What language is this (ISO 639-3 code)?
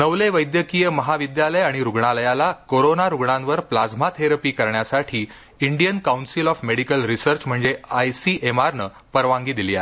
mar